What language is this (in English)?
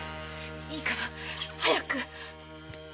Japanese